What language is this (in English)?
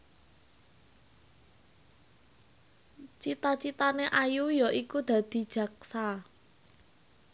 Javanese